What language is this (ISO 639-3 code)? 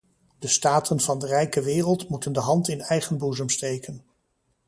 nld